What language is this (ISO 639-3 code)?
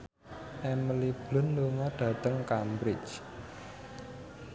jav